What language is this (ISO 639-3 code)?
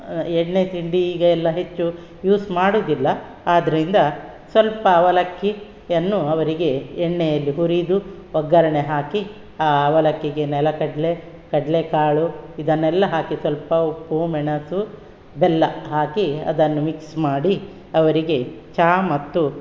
kan